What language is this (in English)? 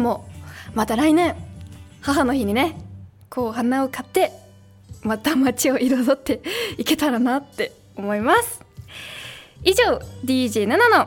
Japanese